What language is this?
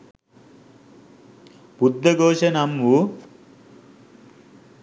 Sinhala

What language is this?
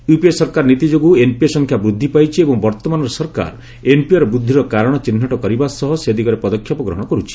Odia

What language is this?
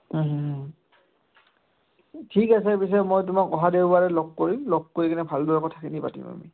Assamese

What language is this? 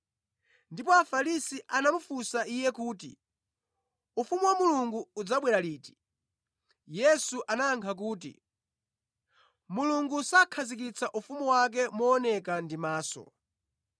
Nyanja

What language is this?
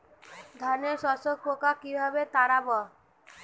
Bangla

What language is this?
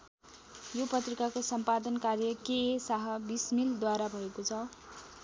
Nepali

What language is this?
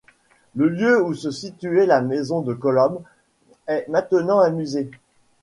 French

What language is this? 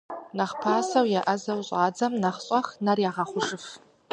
Kabardian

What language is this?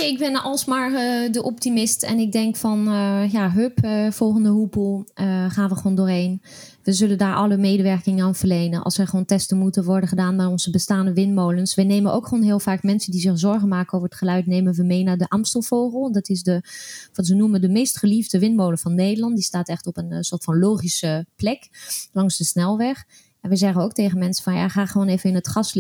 Dutch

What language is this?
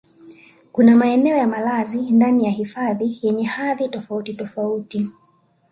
Swahili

